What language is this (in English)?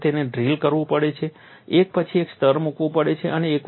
Gujarati